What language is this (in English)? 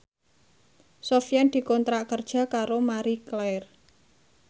Javanese